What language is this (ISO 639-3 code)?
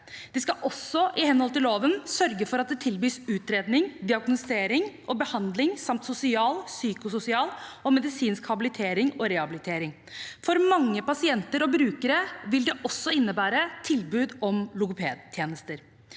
nor